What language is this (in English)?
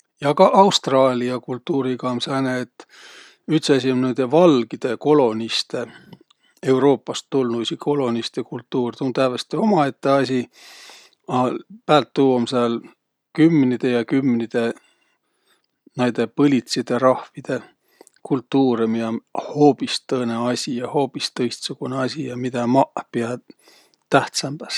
Võro